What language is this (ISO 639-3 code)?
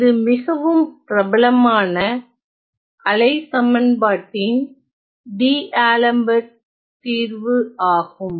tam